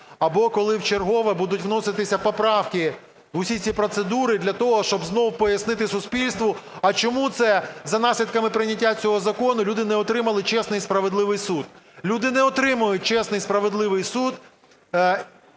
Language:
Ukrainian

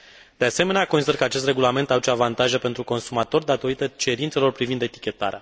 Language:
Romanian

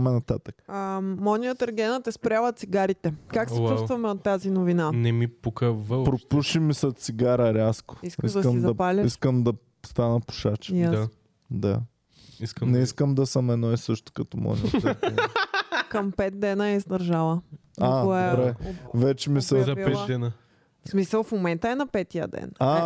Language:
Bulgarian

